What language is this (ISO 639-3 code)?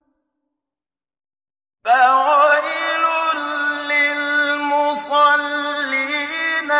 ara